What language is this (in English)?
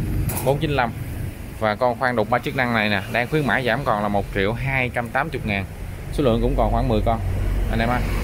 Vietnamese